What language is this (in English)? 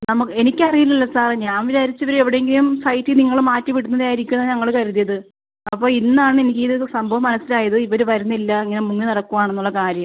Malayalam